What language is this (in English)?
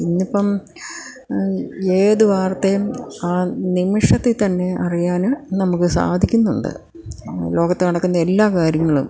Malayalam